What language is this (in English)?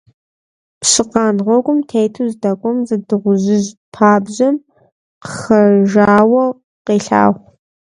Kabardian